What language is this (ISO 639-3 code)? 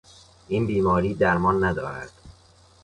fas